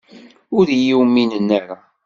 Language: Kabyle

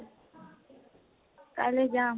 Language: Assamese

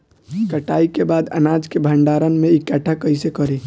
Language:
Bhojpuri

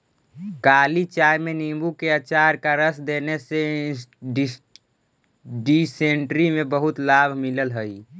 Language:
Magahi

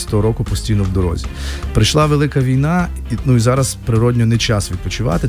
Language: Ukrainian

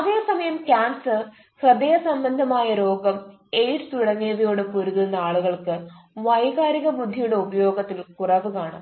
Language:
Malayalam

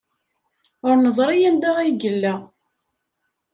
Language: Kabyle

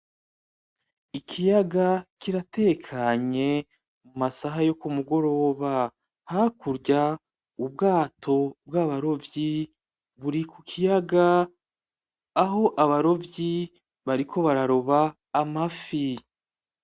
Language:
Rundi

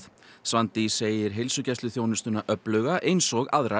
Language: Icelandic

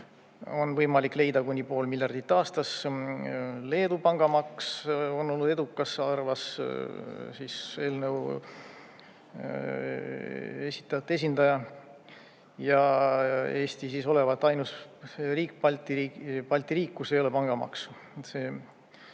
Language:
Estonian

